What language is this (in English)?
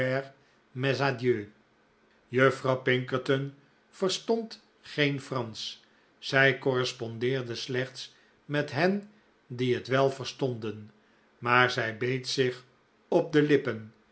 Dutch